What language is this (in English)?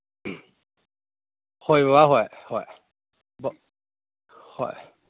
Manipuri